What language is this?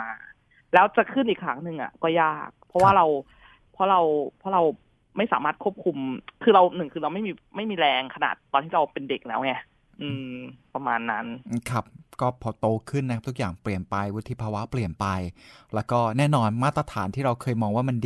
Thai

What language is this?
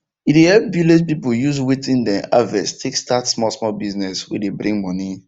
Nigerian Pidgin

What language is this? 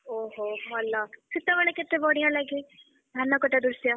Odia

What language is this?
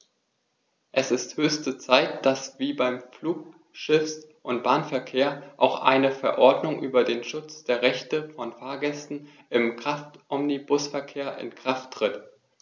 German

